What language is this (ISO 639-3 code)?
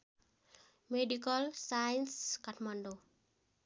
nep